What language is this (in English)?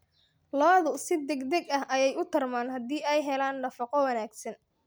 Somali